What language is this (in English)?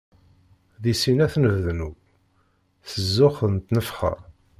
Kabyle